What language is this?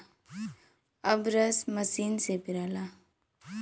Bhojpuri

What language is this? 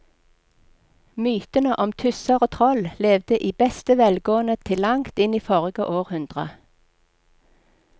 Norwegian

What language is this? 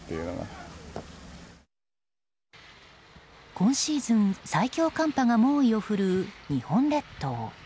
Japanese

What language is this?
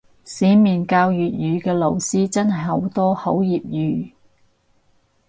Cantonese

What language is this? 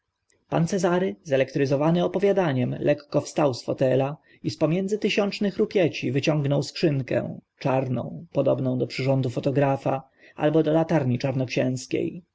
Polish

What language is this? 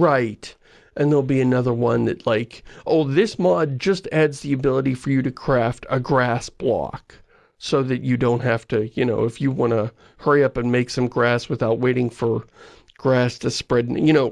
English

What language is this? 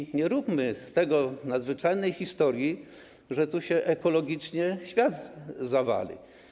Polish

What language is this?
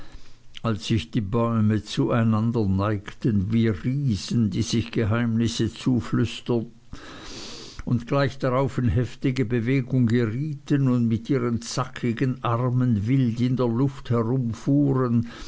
German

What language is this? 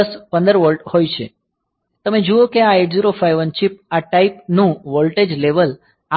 Gujarati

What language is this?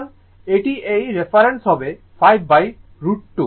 Bangla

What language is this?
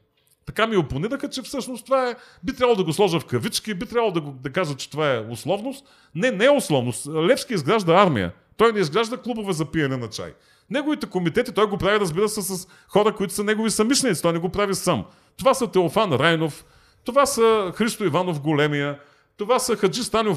Bulgarian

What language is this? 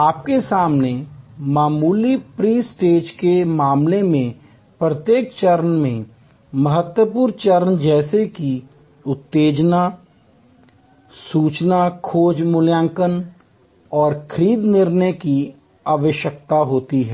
Hindi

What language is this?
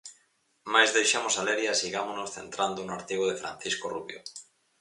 Galician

